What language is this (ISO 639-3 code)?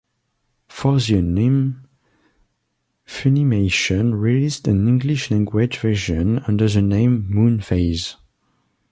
eng